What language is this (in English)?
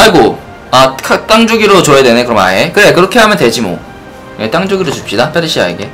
Korean